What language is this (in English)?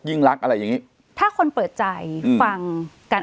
Thai